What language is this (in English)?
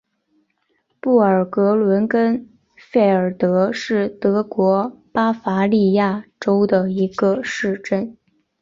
Chinese